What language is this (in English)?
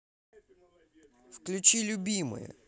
Russian